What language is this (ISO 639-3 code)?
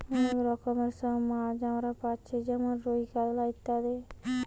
ben